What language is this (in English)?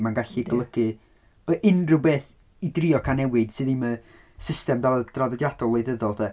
Welsh